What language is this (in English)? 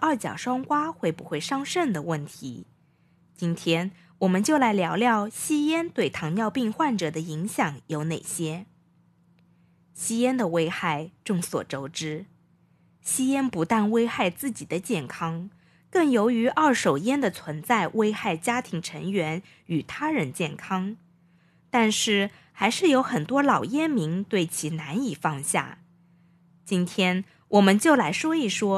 Chinese